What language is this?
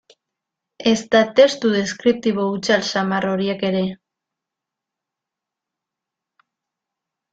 Basque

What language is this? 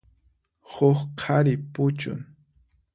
Puno Quechua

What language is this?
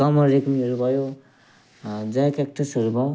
Nepali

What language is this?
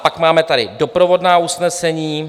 Czech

